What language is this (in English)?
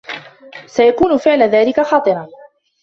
Arabic